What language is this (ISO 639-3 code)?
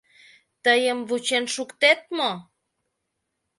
chm